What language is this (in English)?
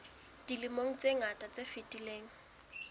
Southern Sotho